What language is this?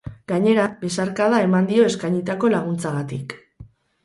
Basque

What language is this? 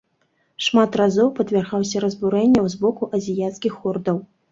Belarusian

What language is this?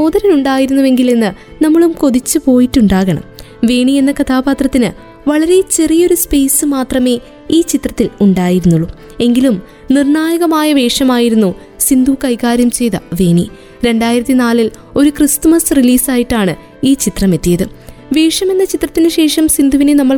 Malayalam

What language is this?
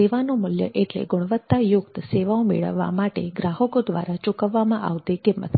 Gujarati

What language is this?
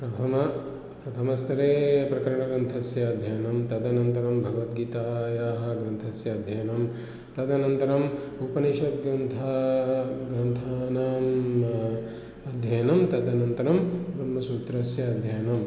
Sanskrit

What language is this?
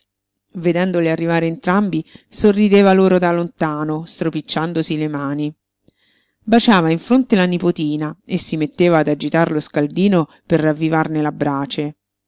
Italian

